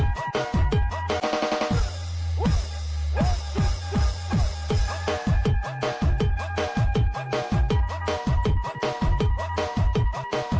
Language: Thai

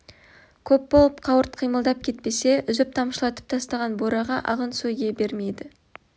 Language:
Kazakh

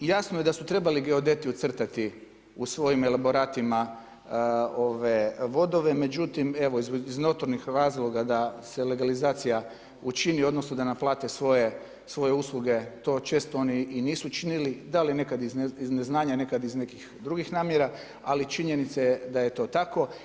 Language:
Croatian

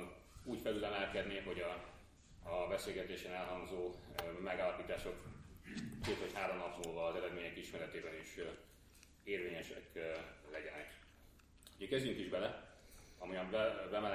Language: Hungarian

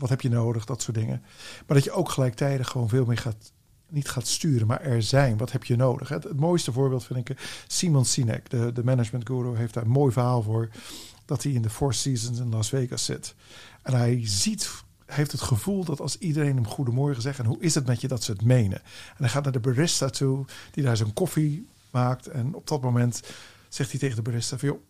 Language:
Dutch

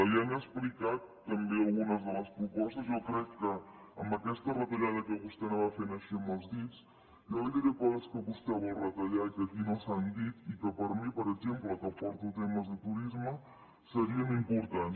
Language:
Catalan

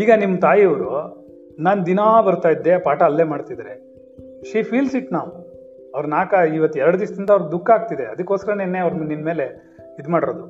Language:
Kannada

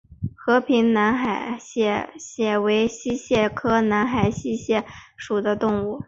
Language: Chinese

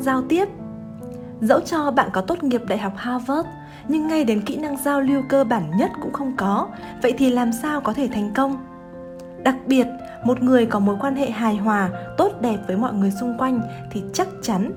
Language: Vietnamese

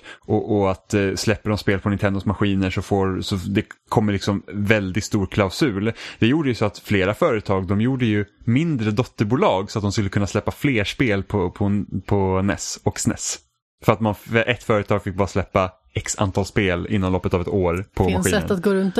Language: Swedish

